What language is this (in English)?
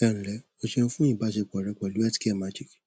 Yoruba